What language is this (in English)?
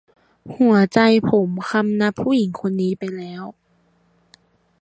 Thai